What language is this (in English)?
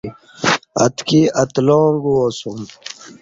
Kati